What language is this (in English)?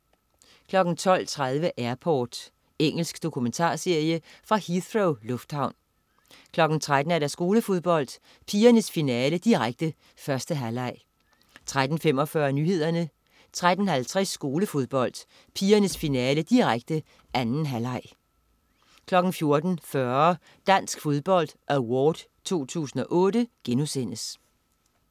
Danish